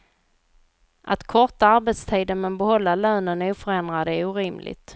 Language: Swedish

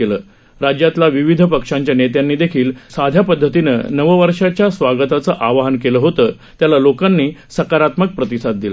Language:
Marathi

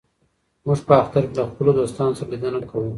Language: Pashto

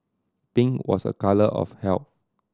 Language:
English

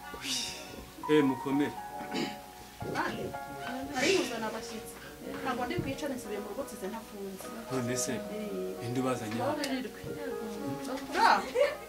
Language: Romanian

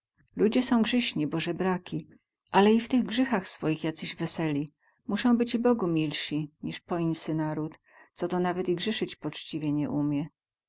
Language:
Polish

